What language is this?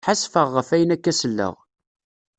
Kabyle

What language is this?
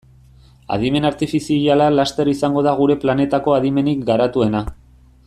Basque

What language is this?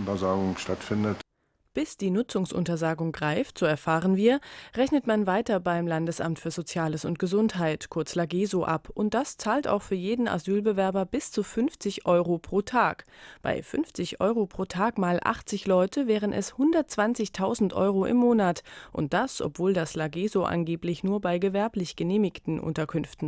German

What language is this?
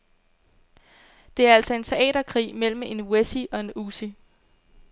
Danish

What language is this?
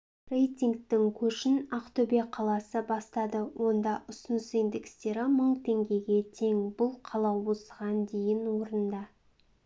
Kazakh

